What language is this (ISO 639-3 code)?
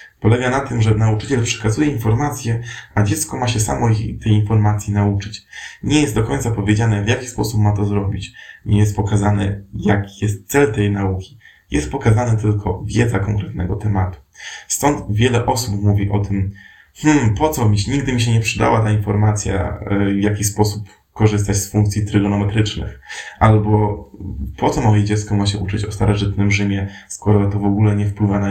pol